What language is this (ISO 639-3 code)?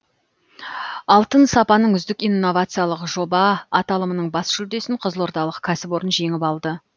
kaz